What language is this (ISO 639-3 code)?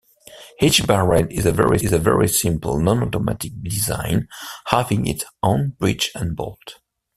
eng